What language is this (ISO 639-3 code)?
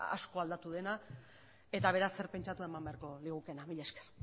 eus